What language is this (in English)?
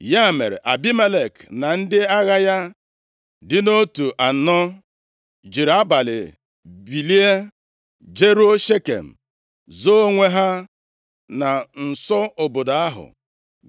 Igbo